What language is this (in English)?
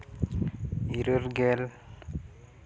Santali